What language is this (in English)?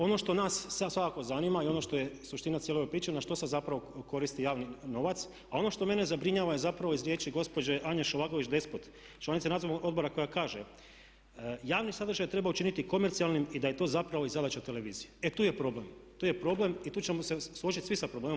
Croatian